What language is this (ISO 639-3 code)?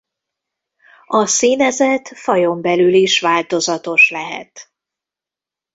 hun